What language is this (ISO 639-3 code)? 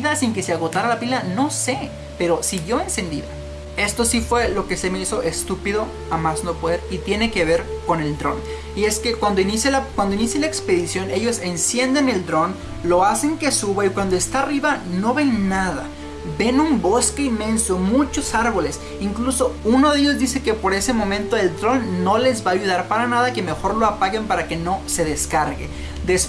spa